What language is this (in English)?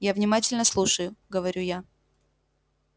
Russian